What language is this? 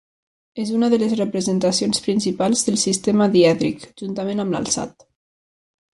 Catalan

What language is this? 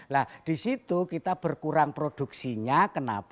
Indonesian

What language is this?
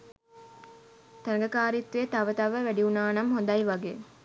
Sinhala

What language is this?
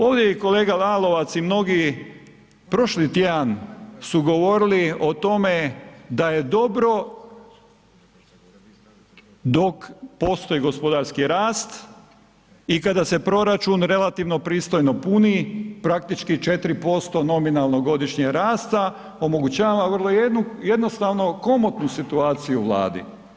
Croatian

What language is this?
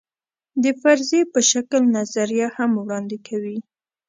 Pashto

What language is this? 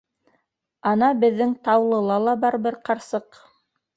Bashkir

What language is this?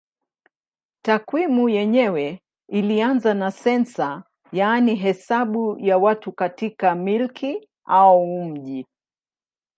Swahili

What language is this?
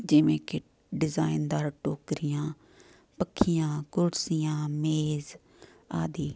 Punjabi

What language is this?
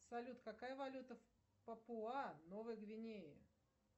Russian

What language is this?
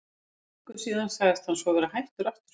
Icelandic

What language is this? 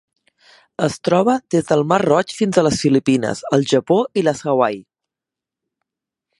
Catalan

